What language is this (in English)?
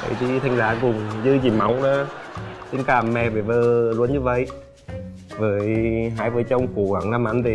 Vietnamese